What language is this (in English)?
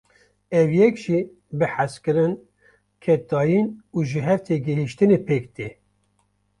Kurdish